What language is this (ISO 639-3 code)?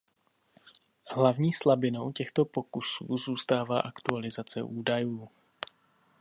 ces